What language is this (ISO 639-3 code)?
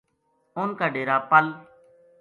gju